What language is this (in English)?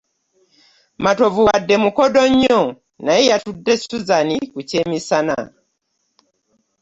Ganda